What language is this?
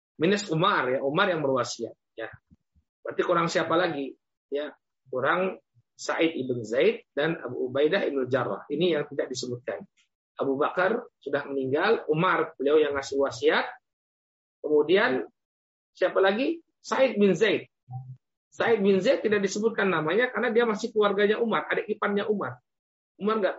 Indonesian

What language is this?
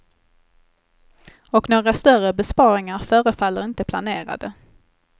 Swedish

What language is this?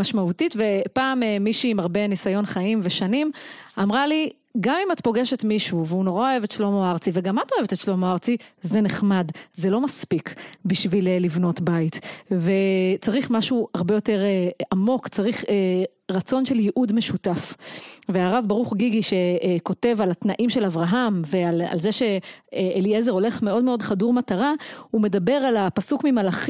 Hebrew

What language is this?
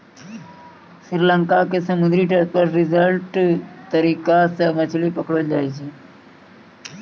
Maithili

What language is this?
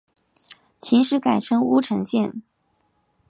Chinese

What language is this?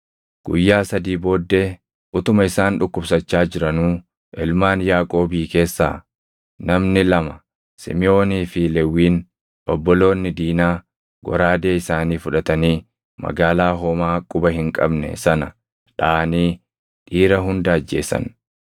Oromo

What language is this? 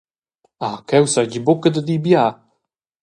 Romansh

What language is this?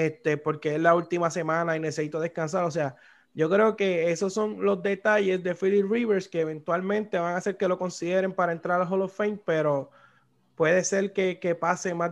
Spanish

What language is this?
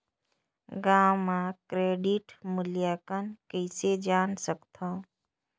Chhattisgarhi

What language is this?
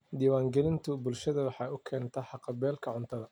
Somali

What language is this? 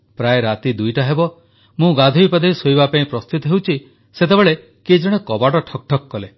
Odia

